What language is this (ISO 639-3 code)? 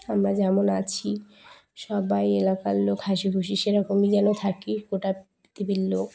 ben